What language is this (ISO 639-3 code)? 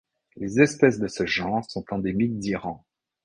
fra